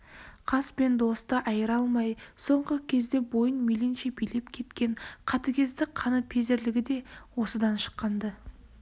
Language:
Kazakh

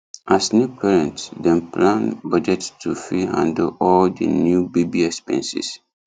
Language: Nigerian Pidgin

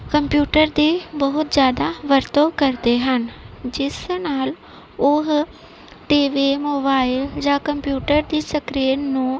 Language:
Punjabi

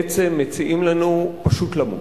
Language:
Hebrew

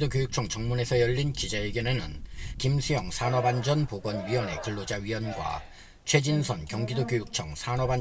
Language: Korean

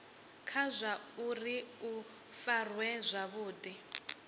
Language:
Venda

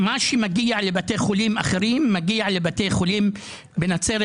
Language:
Hebrew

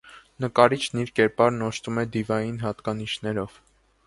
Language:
Armenian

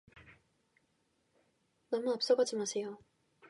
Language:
Korean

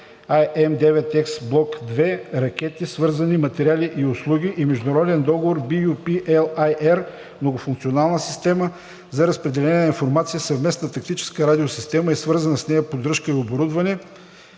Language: Bulgarian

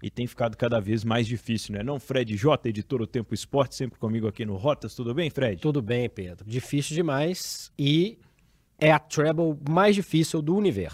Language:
Portuguese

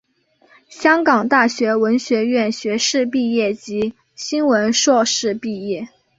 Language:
Chinese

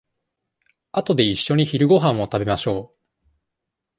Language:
Japanese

